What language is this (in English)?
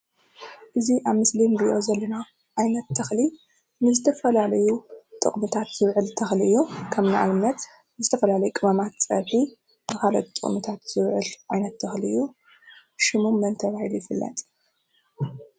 Tigrinya